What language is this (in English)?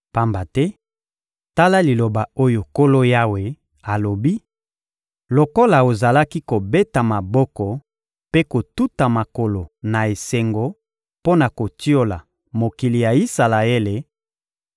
Lingala